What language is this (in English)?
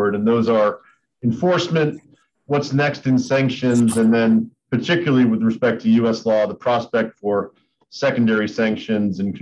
English